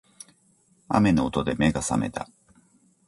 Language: Japanese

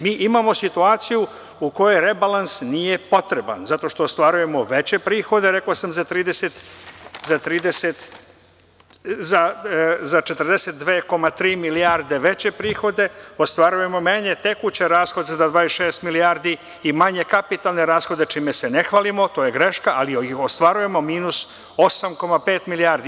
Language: Serbian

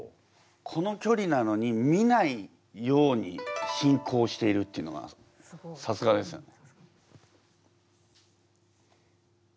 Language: Japanese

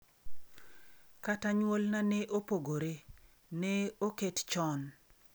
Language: Luo (Kenya and Tanzania)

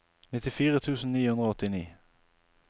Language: Norwegian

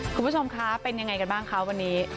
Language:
Thai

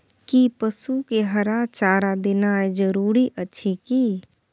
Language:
Maithili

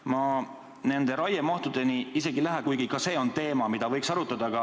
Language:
Estonian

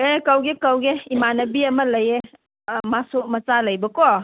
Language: Manipuri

